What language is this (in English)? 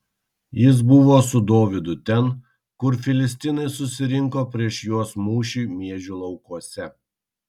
Lithuanian